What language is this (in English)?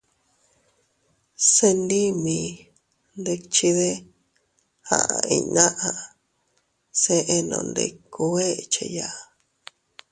Teutila Cuicatec